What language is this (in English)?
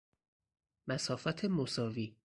Persian